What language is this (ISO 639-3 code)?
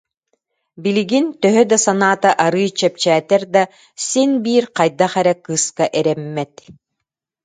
sah